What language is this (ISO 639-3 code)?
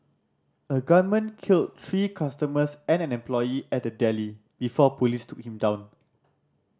eng